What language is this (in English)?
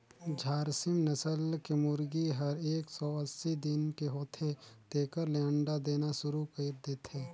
Chhattisgarhi